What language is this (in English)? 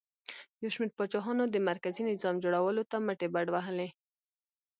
Pashto